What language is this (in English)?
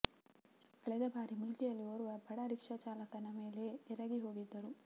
Kannada